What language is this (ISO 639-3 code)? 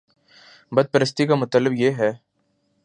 urd